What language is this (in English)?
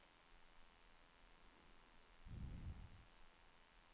Swedish